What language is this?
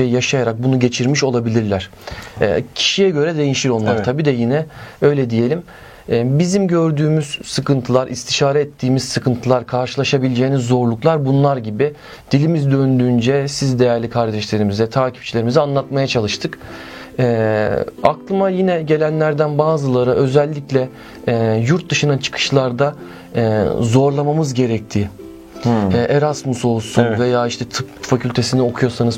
Turkish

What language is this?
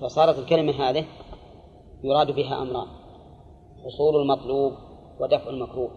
Arabic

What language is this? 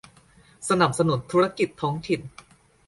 Thai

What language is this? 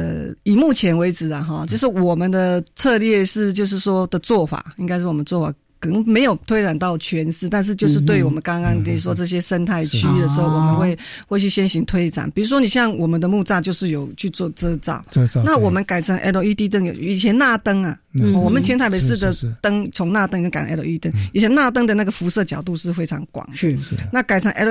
Chinese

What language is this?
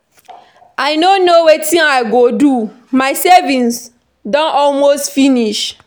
Nigerian Pidgin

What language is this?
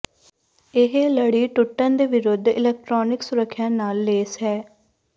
Punjabi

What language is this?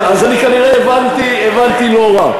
Hebrew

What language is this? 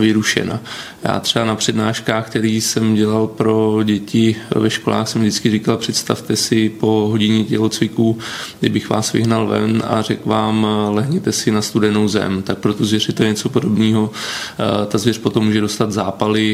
Czech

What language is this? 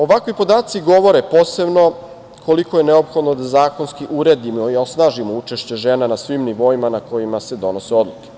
Serbian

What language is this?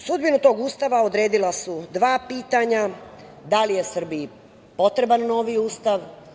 Serbian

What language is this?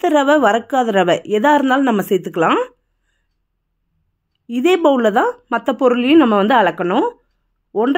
Tamil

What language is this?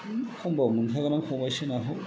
Bodo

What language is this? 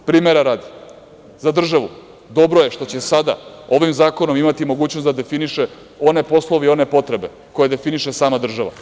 Serbian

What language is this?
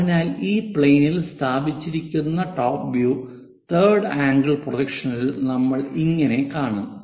Malayalam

